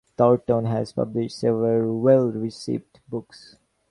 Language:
English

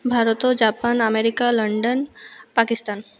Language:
Odia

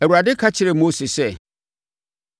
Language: Akan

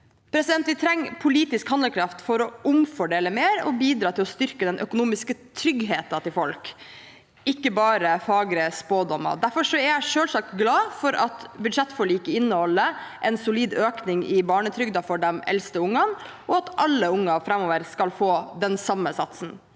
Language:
Norwegian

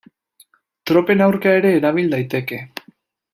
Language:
Basque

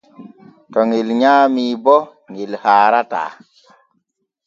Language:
Borgu Fulfulde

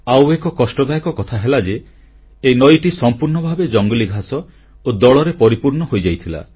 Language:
Odia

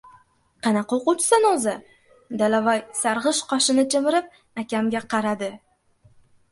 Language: Uzbek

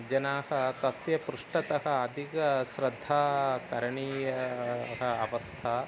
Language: Sanskrit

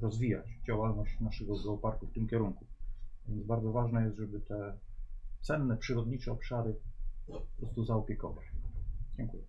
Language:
Polish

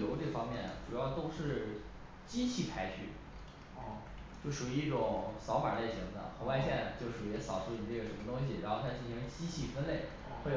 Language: Chinese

